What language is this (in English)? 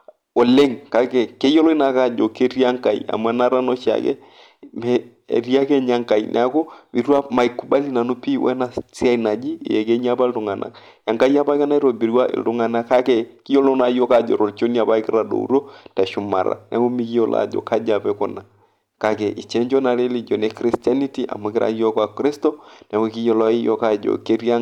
Masai